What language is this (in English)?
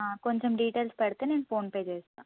Telugu